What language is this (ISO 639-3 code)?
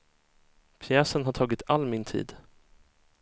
swe